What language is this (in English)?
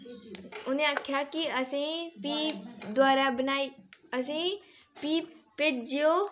Dogri